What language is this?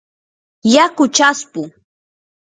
Yanahuanca Pasco Quechua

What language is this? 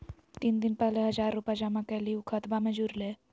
Magahi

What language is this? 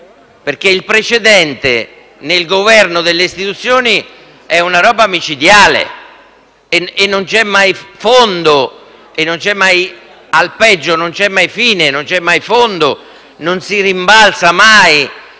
Italian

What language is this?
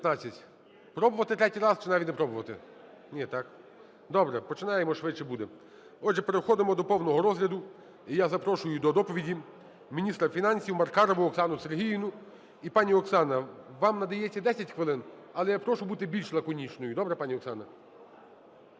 Ukrainian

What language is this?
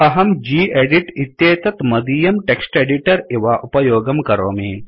Sanskrit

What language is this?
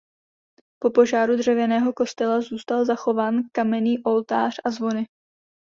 Czech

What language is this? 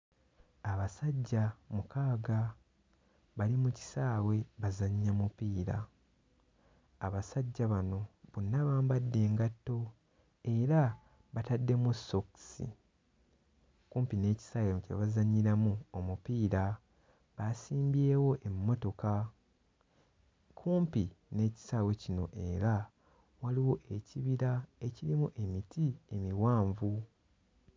Ganda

